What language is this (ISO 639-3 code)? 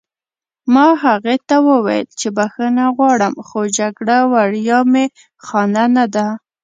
pus